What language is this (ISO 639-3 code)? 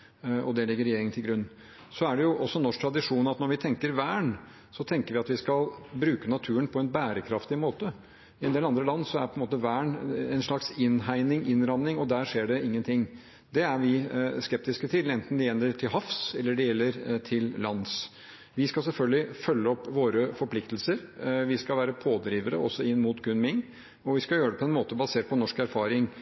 nob